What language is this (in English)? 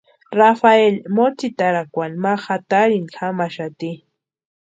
Western Highland Purepecha